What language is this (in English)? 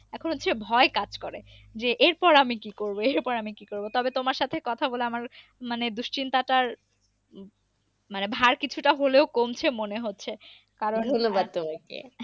Bangla